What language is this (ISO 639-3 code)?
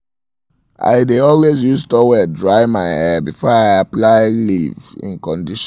pcm